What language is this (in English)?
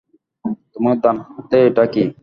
Bangla